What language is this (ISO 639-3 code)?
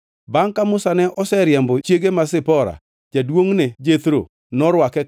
luo